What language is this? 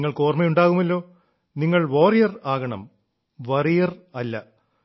Malayalam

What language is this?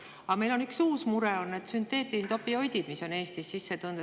Estonian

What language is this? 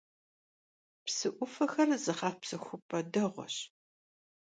Kabardian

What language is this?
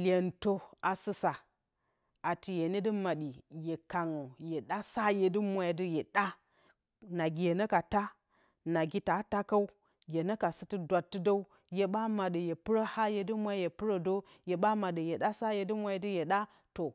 Bacama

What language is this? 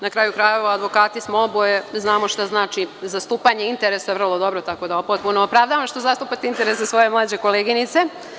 Serbian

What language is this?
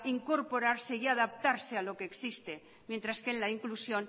Spanish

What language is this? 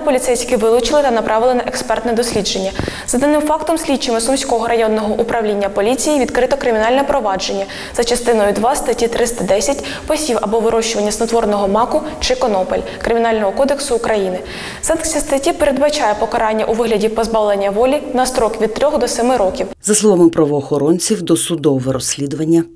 Ukrainian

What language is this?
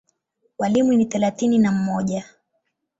Swahili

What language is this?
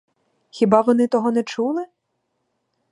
Ukrainian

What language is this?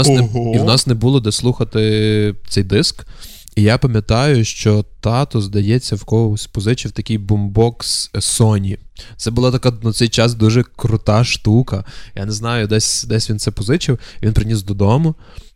Ukrainian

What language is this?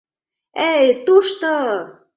Mari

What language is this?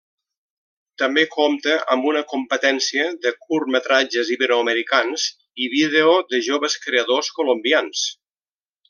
Catalan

